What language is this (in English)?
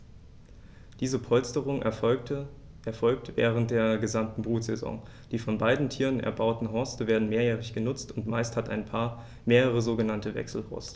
German